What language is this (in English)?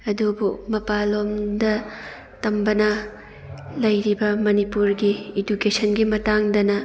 Manipuri